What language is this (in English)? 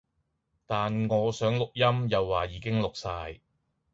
Cantonese